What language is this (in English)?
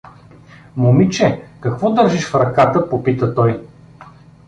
Bulgarian